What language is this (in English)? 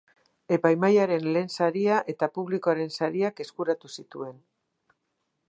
Basque